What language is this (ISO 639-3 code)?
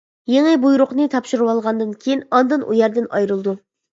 uig